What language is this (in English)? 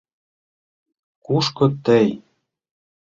Mari